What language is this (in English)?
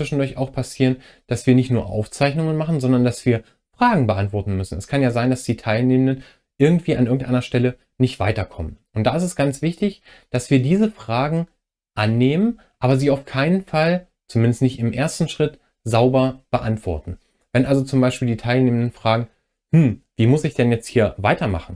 German